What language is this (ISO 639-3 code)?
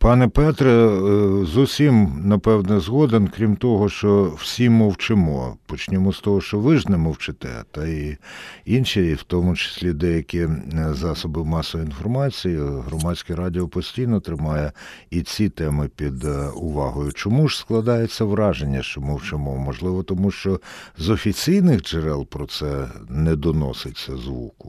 ukr